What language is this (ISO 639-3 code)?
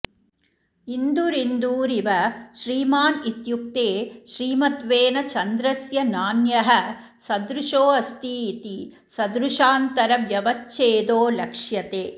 san